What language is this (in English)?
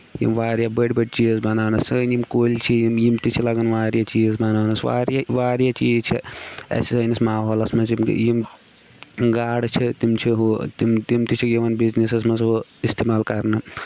Kashmiri